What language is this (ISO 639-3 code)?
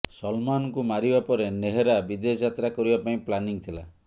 ori